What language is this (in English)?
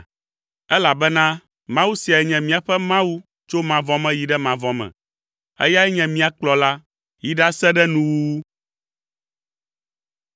Ewe